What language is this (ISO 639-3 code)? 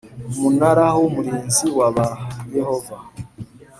kin